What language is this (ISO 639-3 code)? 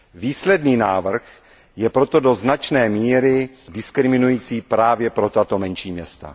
ces